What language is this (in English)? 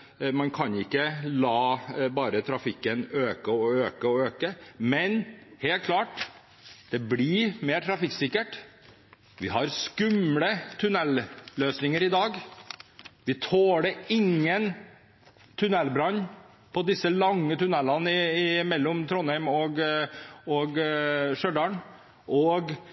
Norwegian Bokmål